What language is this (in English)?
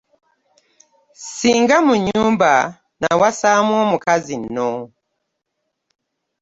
Ganda